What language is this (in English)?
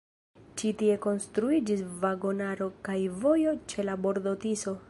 Esperanto